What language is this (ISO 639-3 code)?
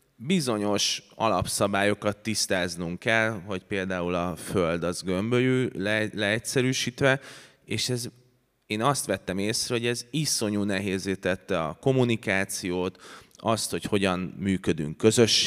hun